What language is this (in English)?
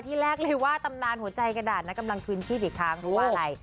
Thai